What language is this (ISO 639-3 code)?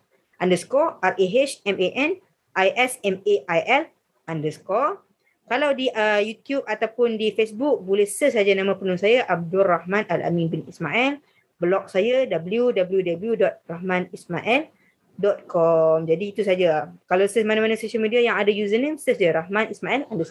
msa